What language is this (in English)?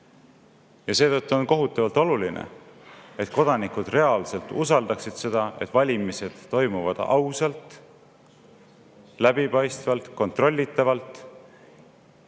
Estonian